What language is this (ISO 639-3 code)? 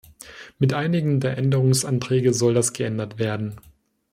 deu